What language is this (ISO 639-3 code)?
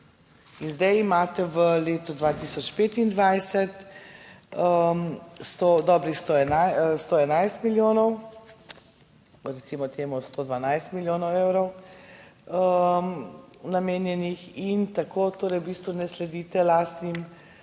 slv